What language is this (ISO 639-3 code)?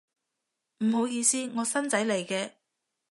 yue